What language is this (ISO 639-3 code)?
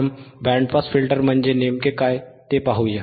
mar